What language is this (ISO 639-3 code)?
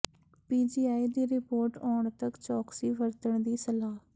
pan